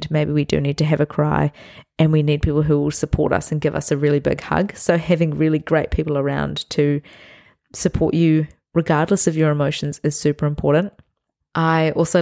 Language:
English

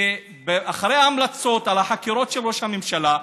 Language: Hebrew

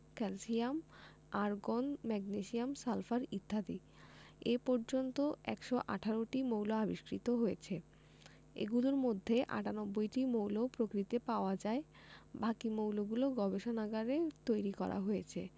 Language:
Bangla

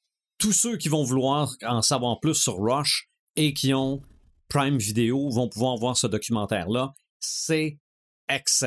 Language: French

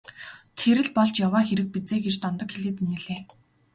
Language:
Mongolian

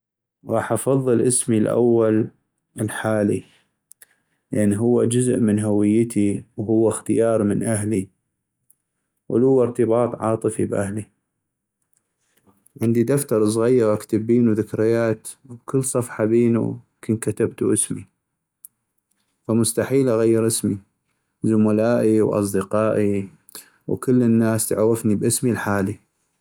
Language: North Mesopotamian Arabic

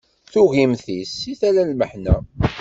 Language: Kabyle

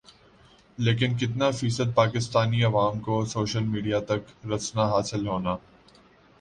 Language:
Urdu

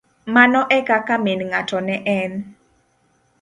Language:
Luo (Kenya and Tanzania)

